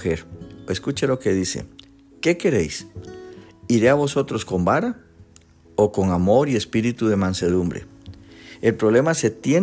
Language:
Spanish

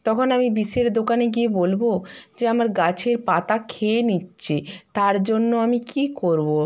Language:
Bangla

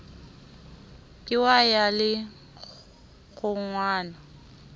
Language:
Southern Sotho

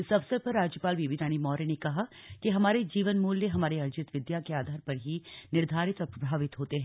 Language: Hindi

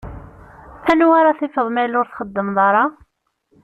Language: Kabyle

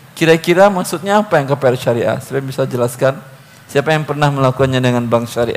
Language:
Indonesian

